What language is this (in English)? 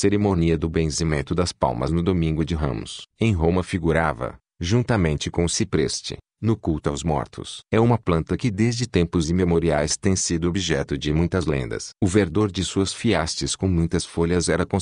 Portuguese